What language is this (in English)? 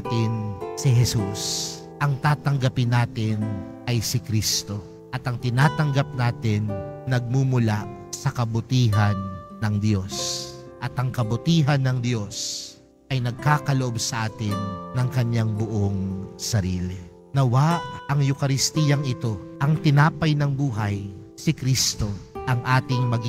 Filipino